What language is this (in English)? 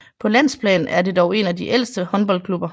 Danish